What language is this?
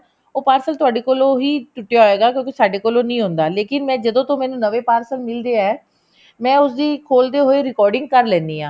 Punjabi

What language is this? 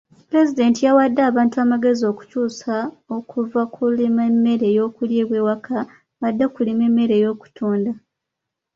Ganda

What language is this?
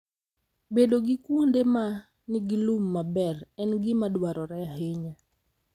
Luo (Kenya and Tanzania)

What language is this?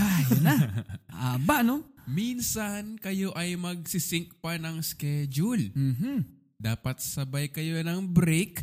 Filipino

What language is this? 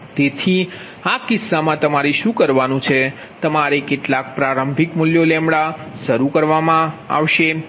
Gujarati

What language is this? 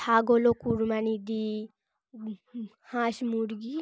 Bangla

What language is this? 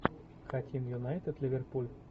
Russian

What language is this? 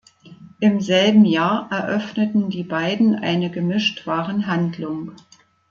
German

